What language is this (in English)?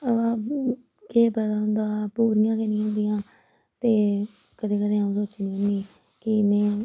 Dogri